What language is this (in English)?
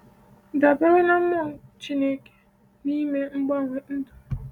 Igbo